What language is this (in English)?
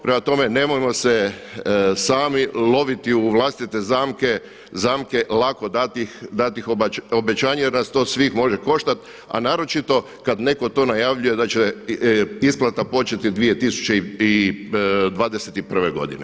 Croatian